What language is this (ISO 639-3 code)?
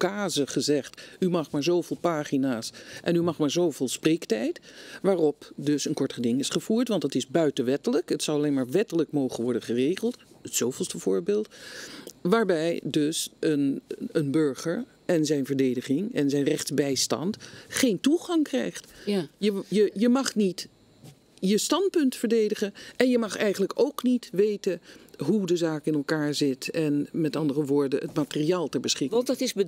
nld